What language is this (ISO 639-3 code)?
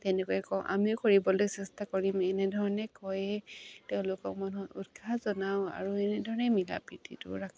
asm